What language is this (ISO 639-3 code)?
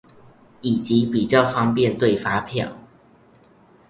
zho